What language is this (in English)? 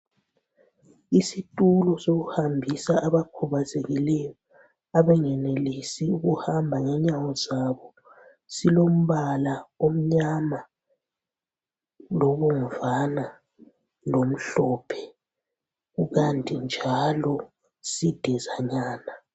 North Ndebele